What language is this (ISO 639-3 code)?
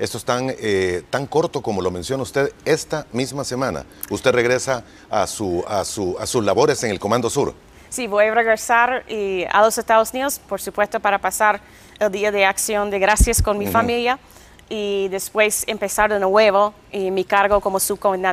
spa